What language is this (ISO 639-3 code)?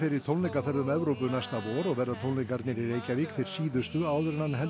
isl